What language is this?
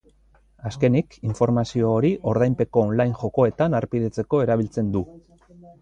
Basque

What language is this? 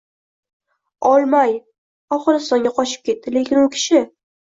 Uzbek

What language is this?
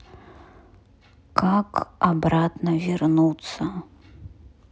Russian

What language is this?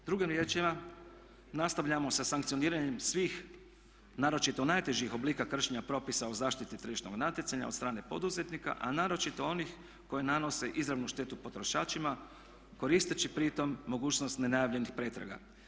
Croatian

